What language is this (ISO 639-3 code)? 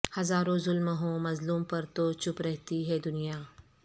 urd